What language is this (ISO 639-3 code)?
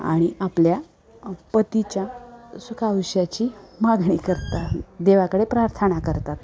mar